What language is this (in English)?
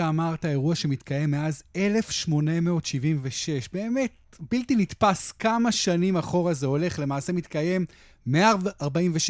Hebrew